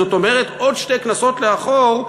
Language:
Hebrew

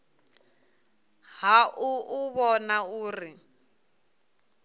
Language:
Venda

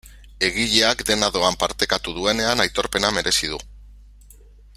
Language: Basque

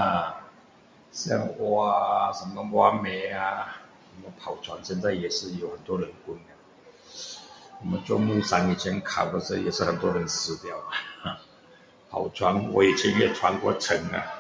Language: Min Dong Chinese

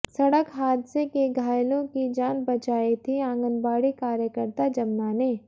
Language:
Hindi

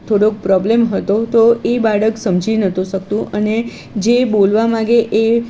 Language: Gujarati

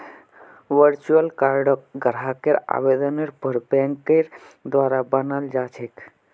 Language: Magahi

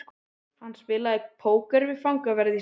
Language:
Icelandic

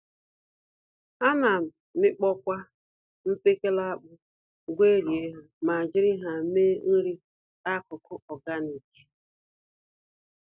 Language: Igbo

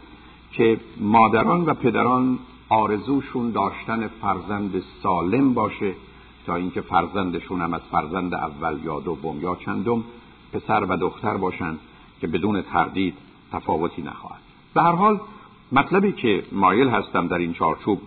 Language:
Persian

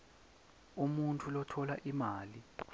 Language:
Swati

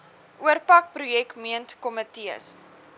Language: Afrikaans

